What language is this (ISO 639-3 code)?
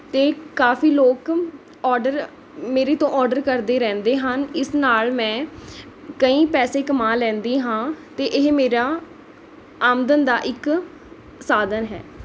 pan